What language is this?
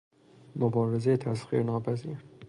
Persian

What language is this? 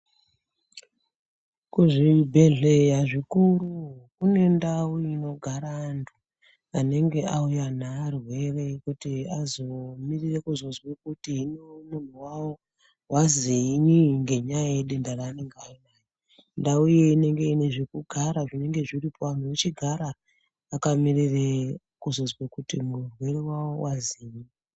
Ndau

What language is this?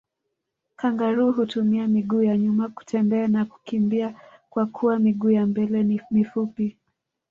Swahili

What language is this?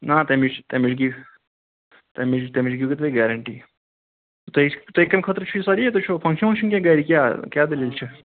Kashmiri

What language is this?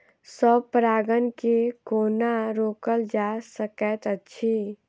Maithili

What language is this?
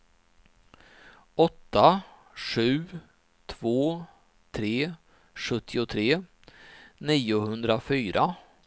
Swedish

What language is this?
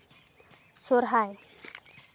Santali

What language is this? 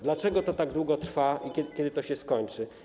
Polish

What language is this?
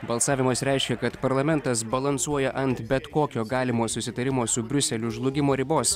Lithuanian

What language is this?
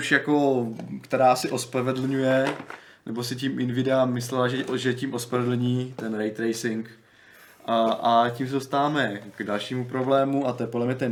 Czech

